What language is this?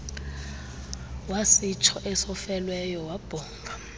Xhosa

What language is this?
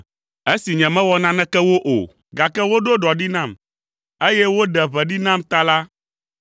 Ewe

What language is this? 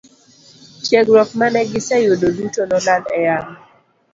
Luo (Kenya and Tanzania)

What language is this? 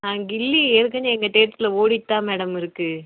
Tamil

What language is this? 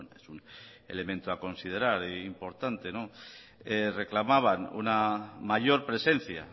Spanish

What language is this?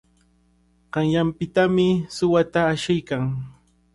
Cajatambo North Lima Quechua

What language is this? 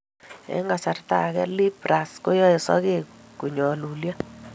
Kalenjin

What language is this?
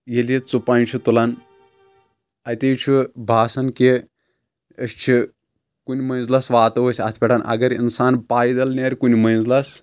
Kashmiri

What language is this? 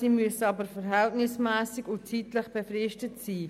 Swiss German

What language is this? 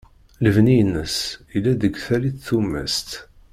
Kabyle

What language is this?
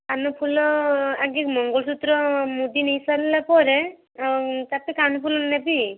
Odia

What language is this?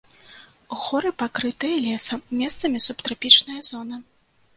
Belarusian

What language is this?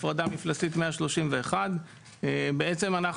Hebrew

